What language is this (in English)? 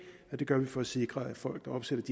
Danish